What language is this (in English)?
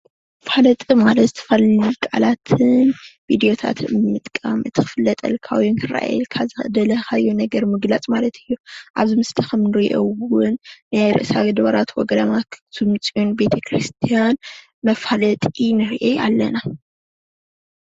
Tigrinya